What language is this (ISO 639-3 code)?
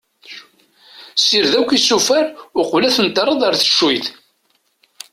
kab